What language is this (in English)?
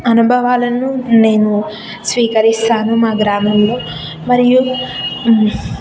Telugu